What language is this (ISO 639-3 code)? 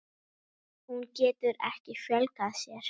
isl